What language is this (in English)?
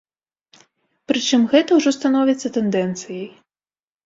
Belarusian